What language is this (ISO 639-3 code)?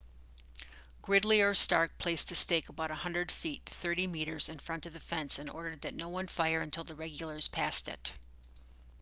eng